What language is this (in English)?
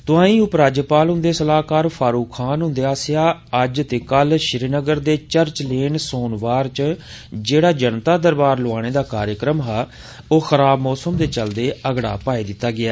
Dogri